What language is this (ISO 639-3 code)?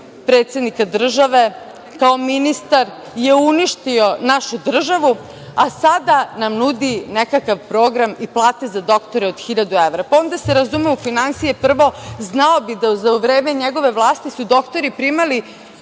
srp